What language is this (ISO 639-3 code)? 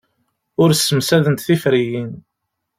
kab